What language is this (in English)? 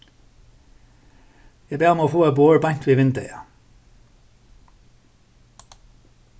Faroese